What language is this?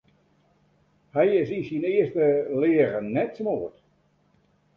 Western Frisian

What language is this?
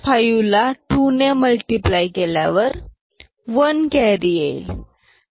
Marathi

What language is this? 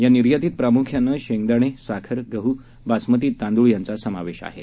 Marathi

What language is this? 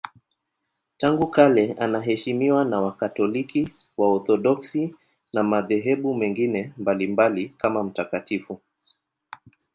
Swahili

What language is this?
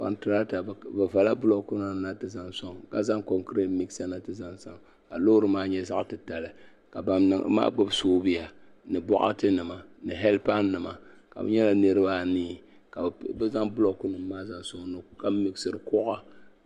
Dagbani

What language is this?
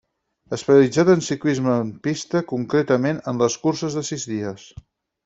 Catalan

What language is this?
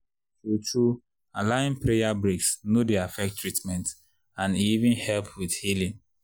Nigerian Pidgin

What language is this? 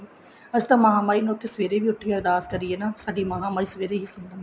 Punjabi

